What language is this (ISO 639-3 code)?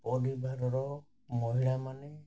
ori